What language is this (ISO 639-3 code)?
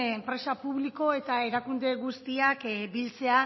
eus